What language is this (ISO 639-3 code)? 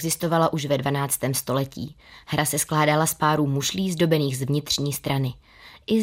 ces